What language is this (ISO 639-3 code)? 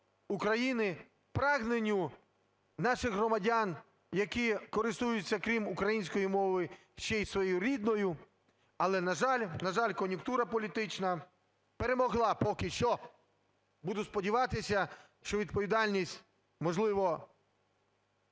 ukr